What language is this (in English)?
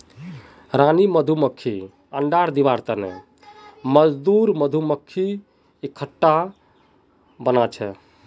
Magahi